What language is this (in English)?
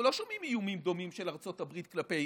Hebrew